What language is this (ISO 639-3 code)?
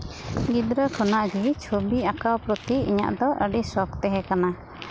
sat